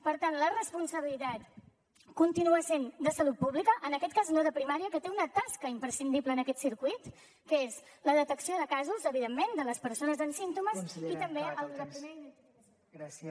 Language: Catalan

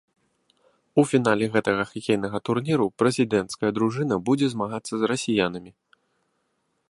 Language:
Belarusian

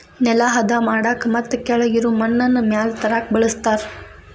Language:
Kannada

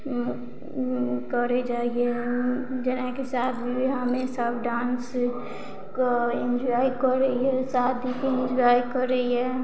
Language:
Maithili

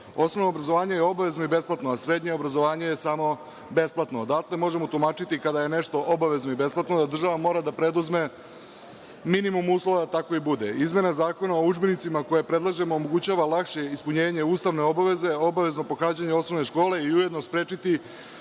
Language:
Serbian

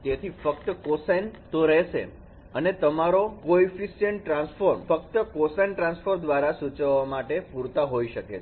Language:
Gujarati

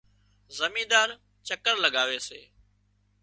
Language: Wadiyara Koli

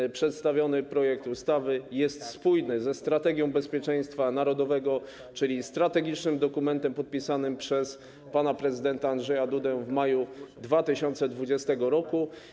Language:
Polish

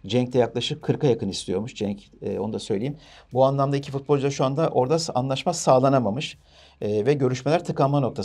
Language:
Turkish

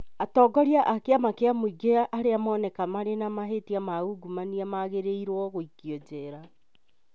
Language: Kikuyu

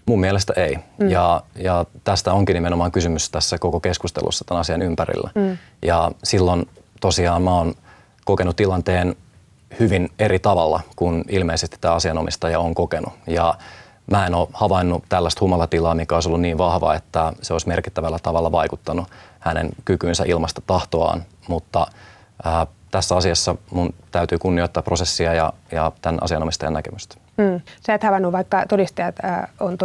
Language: Finnish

